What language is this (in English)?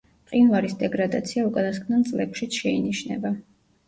Georgian